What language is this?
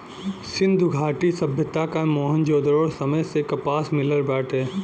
Bhojpuri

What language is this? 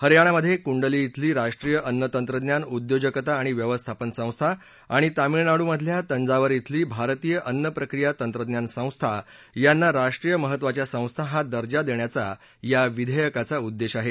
Marathi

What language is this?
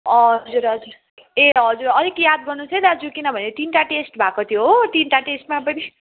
Nepali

